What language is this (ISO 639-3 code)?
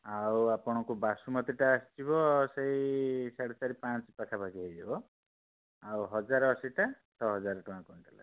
ori